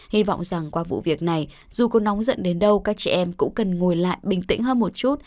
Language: Vietnamese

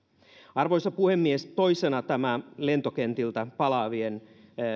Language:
Finnish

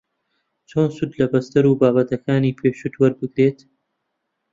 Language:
Central Kurdish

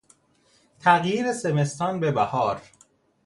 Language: Persian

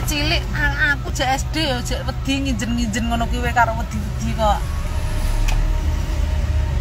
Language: Indonesian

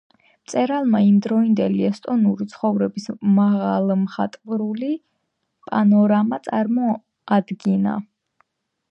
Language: Georgian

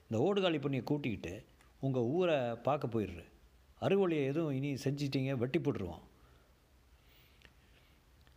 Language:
Tamil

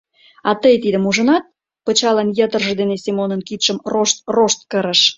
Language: Mari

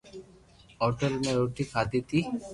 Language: Loarki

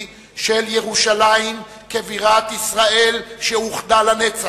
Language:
Hebrew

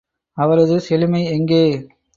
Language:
Tamil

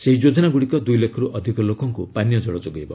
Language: Odia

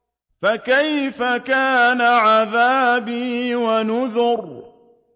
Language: Arabic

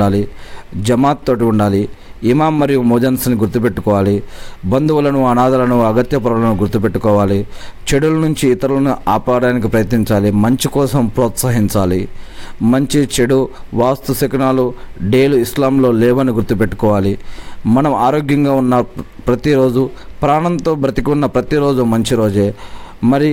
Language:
Telugu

